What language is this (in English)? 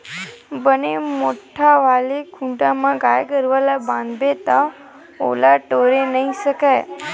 Chhattisgarhi